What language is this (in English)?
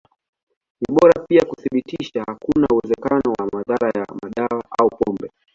Swahili